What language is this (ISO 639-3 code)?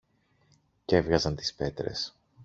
ell